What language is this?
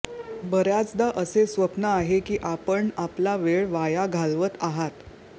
Marathi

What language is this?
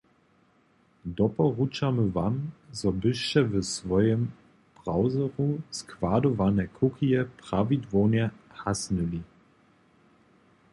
Upper Sorbian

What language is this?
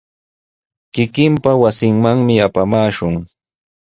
Sihuas Ancash Quechua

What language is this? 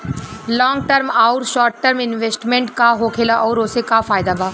Bhojpuri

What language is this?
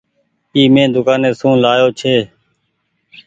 Goaria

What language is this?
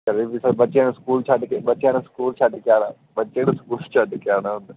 Punjabi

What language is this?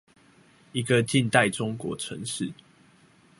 Chinese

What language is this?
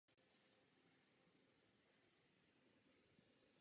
Czech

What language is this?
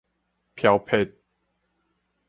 Min Nan Chinese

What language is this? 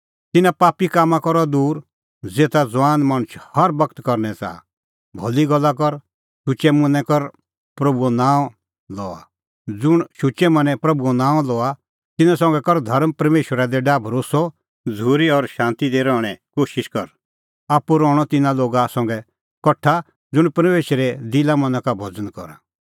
Kullu Pahari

